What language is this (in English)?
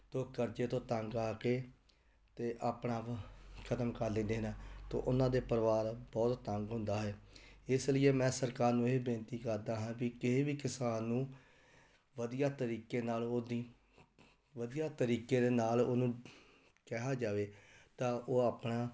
Punjabi